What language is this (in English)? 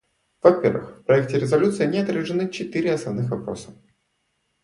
Russian